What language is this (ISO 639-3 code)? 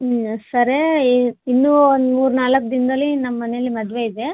kan